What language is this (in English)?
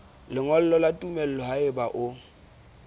Southern Sotho